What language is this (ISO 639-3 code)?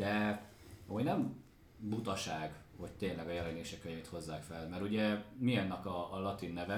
hun